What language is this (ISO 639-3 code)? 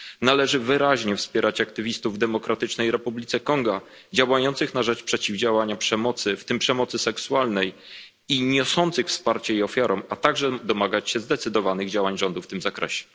pol